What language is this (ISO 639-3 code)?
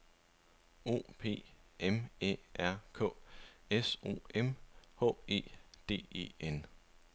dan